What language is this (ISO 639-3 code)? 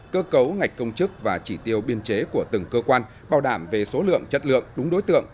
vie